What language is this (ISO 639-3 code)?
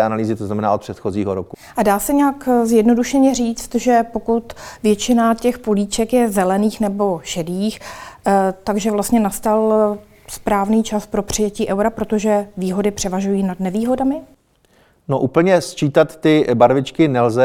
ces